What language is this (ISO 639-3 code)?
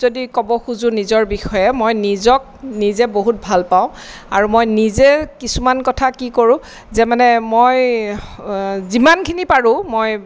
asm